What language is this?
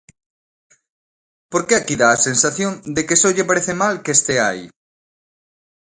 Galician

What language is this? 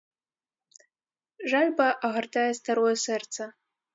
Belarusian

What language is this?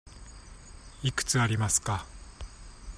Japanese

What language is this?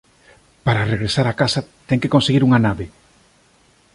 Galician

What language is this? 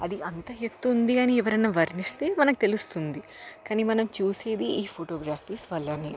Telugu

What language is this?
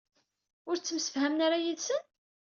Kabyle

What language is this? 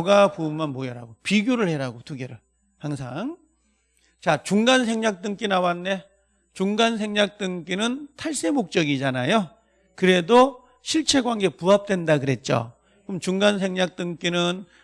Korean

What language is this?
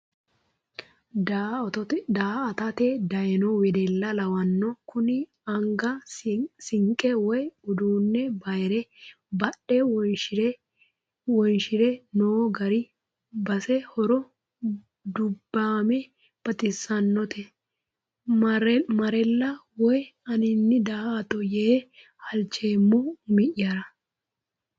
Sidamo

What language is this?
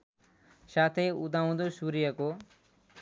Nepali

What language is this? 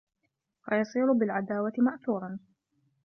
Arabic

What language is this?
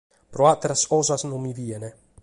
Sardinian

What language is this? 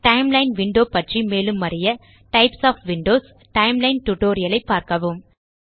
Tamil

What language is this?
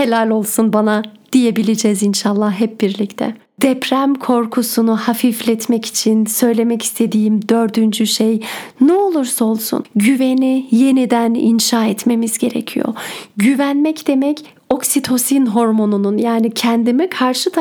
Turkish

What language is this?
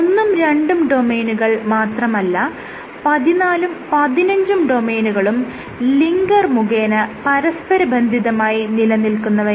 Malayalam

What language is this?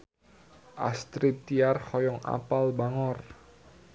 Sundanese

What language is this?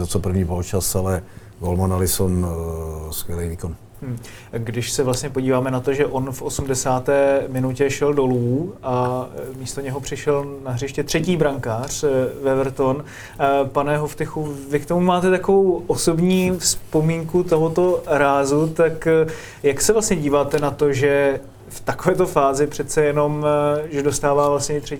Czech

